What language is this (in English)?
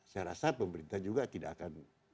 Indonesian